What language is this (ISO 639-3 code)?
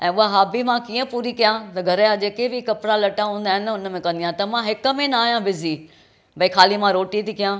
snd